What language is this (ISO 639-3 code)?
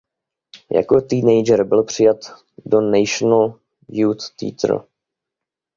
ces